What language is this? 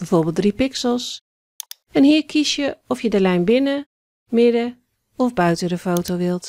Dutch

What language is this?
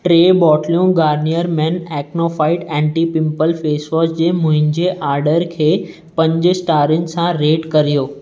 Sindhi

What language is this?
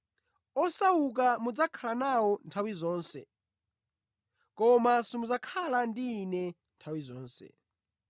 Nyanja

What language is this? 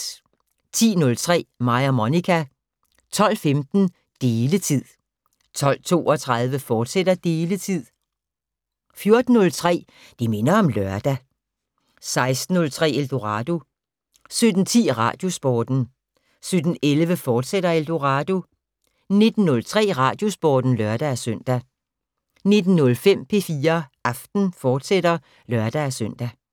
Danish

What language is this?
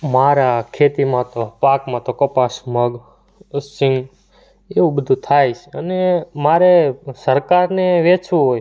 Gujarati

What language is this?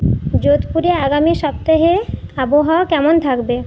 Bangla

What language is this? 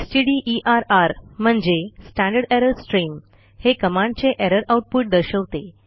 Marathi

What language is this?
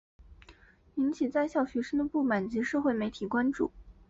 Chinese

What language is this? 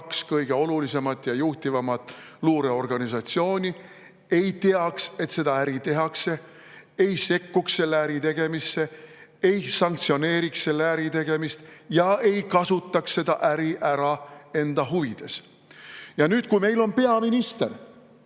Estonian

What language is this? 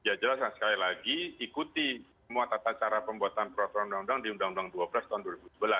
Indonesian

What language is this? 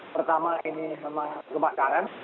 Indonesian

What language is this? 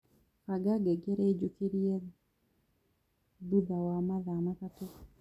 Kikuyu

